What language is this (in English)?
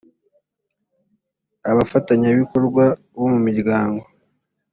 Kinyarwanda